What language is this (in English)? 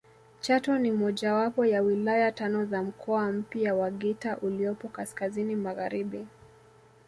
Swahili